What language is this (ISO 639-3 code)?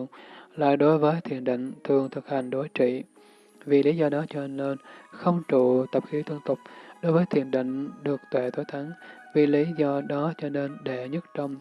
vie